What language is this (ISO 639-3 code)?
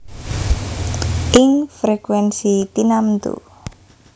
jav